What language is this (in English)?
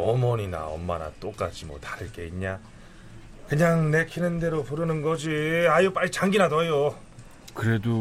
Korean